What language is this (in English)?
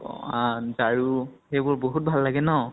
Assamese